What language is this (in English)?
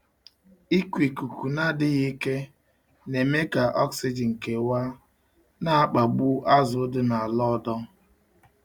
Igbo